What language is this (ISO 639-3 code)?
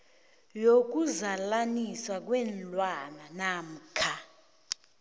nbl